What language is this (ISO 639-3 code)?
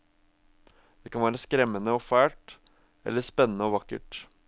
nor